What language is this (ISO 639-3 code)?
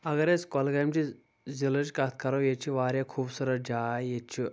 kas